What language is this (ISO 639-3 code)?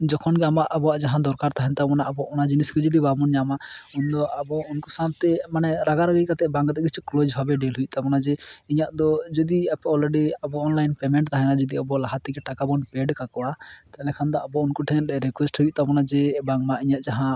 sat